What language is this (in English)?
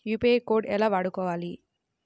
Telugu